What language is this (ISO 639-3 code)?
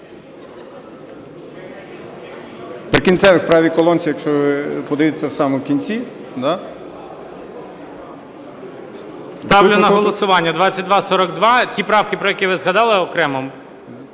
ukr